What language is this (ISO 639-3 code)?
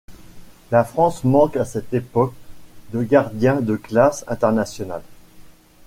fra